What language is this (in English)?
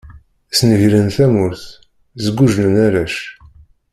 Kabyle